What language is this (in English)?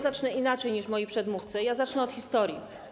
Polish